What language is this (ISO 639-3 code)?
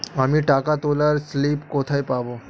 ben